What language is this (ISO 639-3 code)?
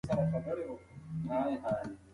pus